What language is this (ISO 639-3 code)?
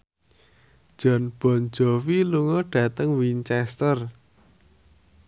jav